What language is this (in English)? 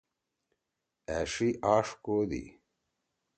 Torwali